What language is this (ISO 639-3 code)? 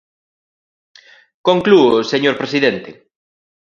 glg